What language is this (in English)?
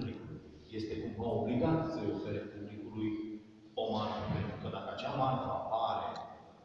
Romanian